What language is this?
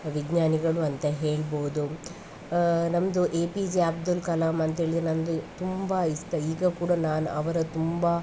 Kannada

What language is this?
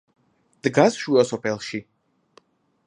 Georgian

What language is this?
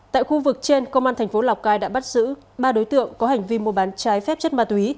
Vietnamese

